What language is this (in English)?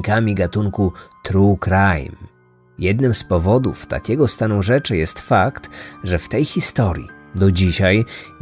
Polish